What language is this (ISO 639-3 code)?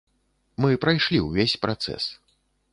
bel